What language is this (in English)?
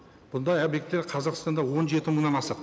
Kazakh